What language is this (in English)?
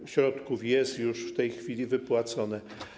Polish